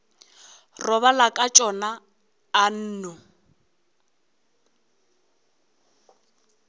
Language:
Northern Sotho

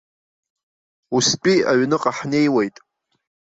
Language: Abkhazian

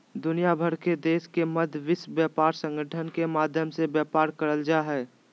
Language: Magahi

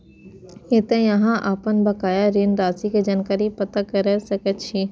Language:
Maithili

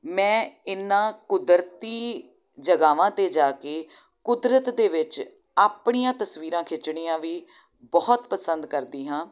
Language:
Punjabi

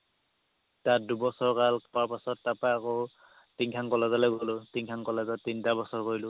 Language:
Assamese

